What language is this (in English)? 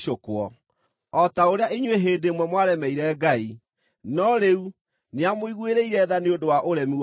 Kikuyu